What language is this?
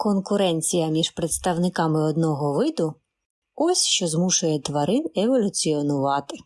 Ukrainian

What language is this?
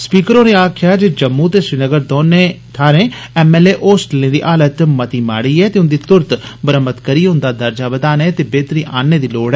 Dogri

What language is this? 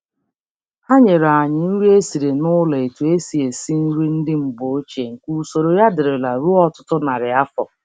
Igbo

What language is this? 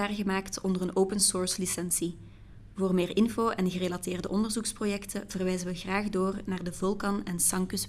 Dutch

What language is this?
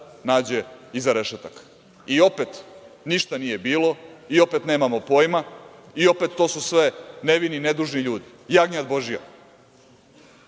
Serbian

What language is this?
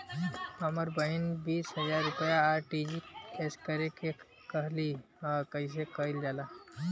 Bhojpuri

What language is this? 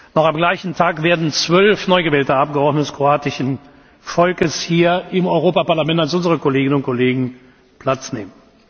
German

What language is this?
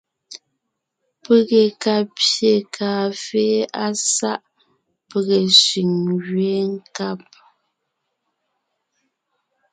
Ngiemboon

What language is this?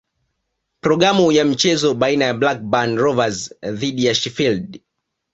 Swahili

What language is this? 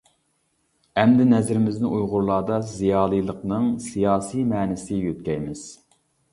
Uyghur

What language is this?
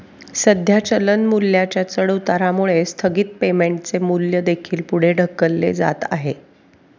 Marathi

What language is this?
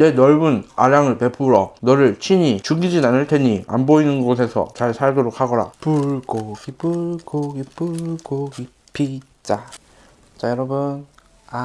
Korean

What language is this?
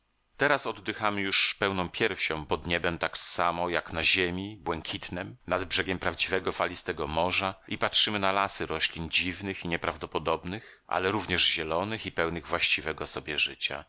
Polish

